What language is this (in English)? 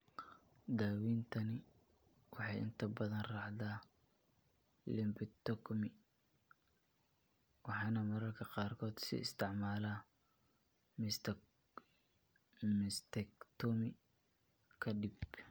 Somali